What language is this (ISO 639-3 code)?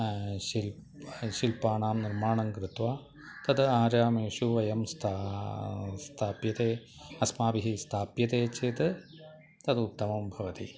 san